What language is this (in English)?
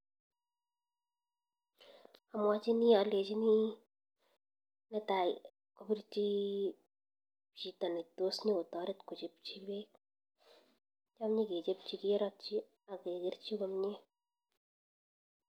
Kalenjin